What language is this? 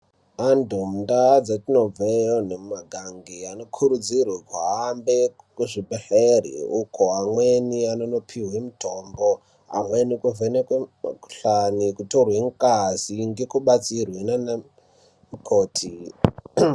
Ndau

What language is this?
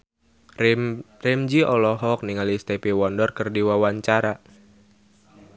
Sundanese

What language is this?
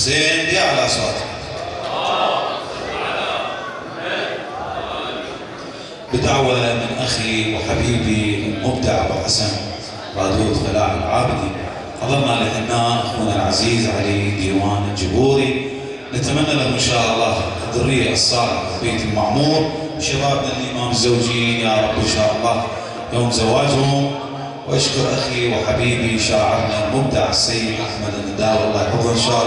Arabic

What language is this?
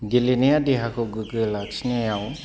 Bodo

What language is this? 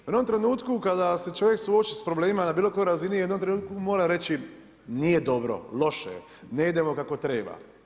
Croatian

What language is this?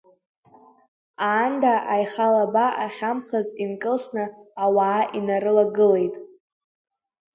Abkhazian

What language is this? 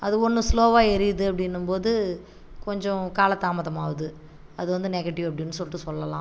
Tamil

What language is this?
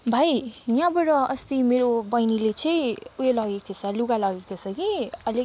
Nepali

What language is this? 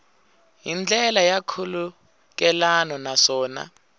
Tsonga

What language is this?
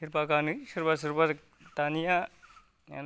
Bodo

